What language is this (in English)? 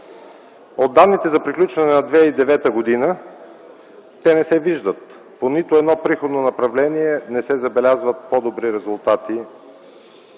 Bulgarian